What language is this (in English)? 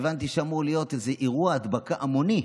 Hebrew